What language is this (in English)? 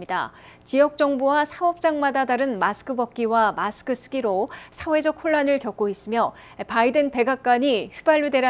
Korean